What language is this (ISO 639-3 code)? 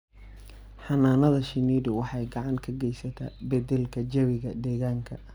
som